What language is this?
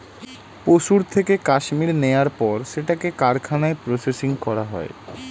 Bangla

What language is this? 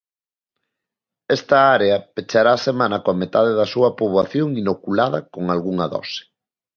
Galician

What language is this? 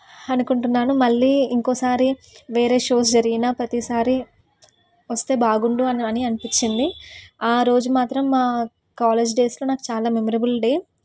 Telugu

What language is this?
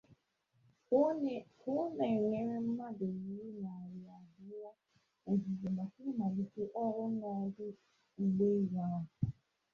Igbo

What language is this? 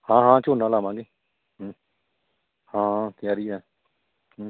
Punjabi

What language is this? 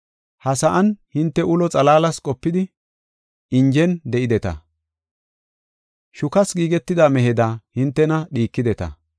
Gofa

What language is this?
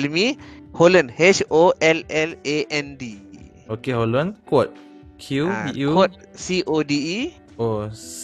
Malay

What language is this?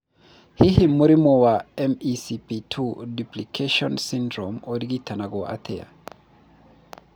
Kikuyu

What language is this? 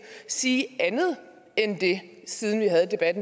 Danish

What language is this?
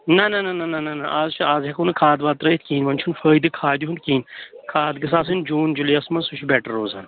Kashmiri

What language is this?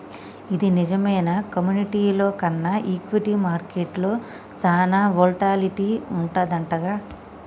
Telugu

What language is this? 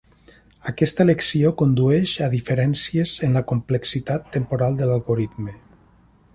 Catalan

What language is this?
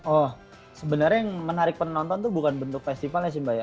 Indonesian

